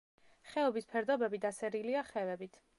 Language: Georgian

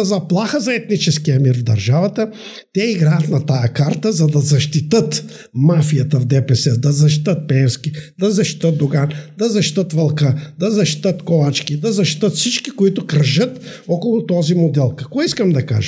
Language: Bulgarian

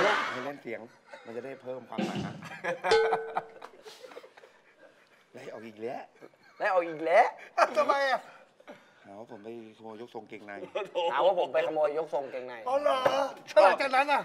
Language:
Thai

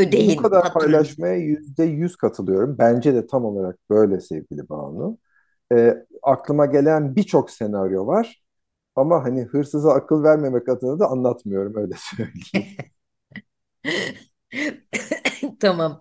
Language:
Turkish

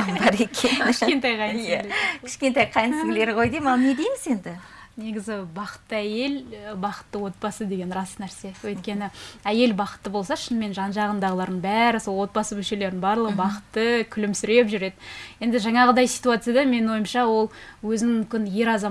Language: Russian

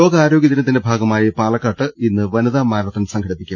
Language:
Malayalam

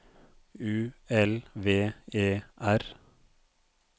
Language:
Norwegian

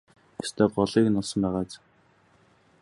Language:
Mongolian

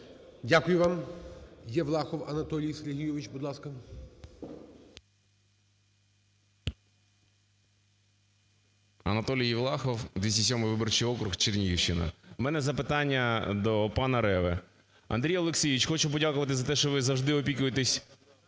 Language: Ukrainian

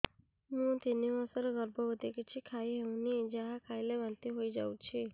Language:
Odia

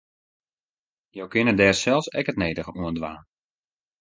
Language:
Western Frisian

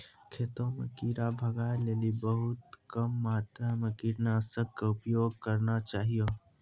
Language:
Maithili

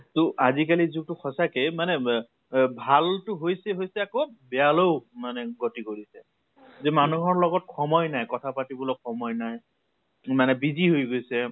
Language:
Assamese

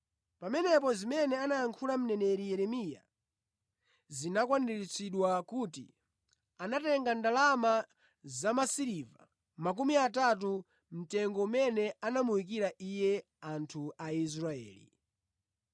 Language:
Nyanja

